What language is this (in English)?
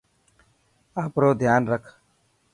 Dhatki